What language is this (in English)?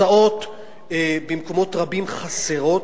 Hebrew